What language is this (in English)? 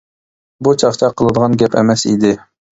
Uyghur